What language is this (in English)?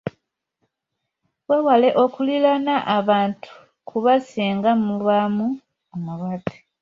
Ganda